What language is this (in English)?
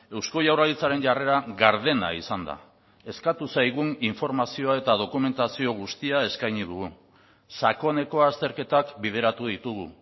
Basque